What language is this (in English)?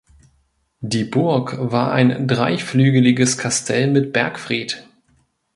German